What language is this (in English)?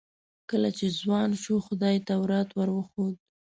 Pashto